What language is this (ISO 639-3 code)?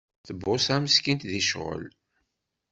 kab